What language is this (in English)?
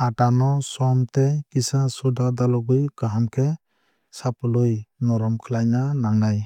Kok Borok